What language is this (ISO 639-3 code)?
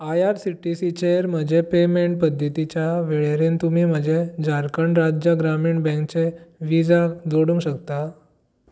kok